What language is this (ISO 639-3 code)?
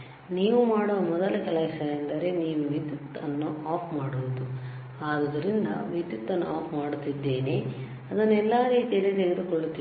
kan